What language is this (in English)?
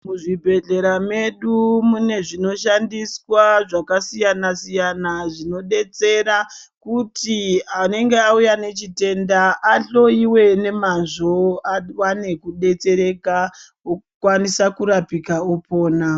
Ndau